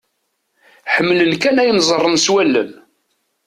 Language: Kabyle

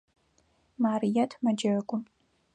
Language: Adyghe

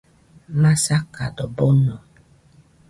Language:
Nüpode Huitoto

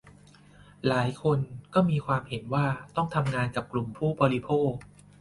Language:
Thai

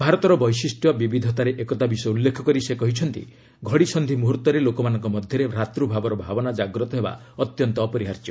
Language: Odia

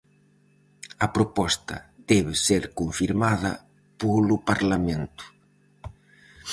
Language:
Galician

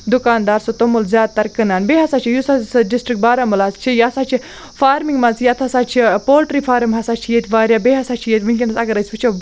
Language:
Kashmiri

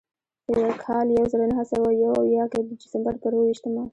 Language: Pashto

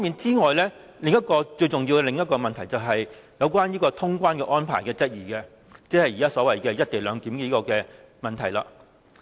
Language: Cantonese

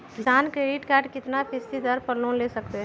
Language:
Magahi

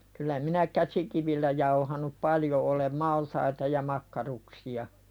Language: Finnish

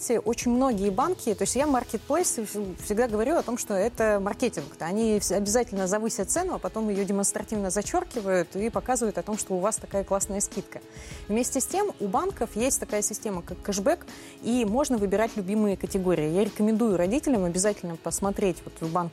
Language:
Russian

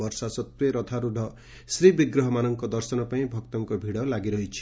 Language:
Odia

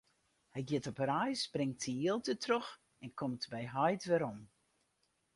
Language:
Western Frisian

